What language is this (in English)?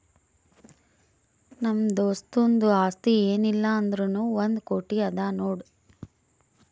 Kannada